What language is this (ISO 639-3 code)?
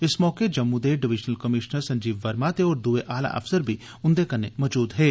doi